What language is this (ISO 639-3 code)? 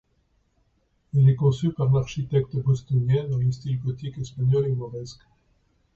fra